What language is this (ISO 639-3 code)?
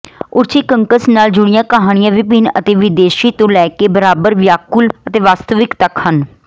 pan